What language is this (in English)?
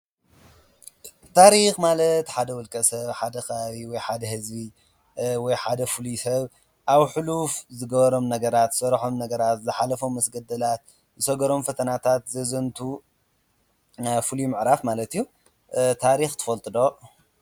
Tigrinya